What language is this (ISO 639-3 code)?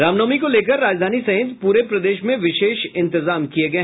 hin